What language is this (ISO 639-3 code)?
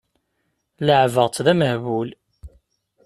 kab